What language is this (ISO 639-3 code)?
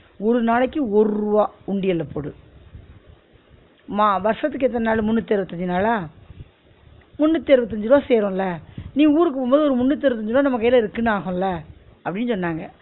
tam